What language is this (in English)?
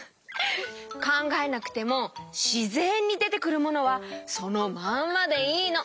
Japanese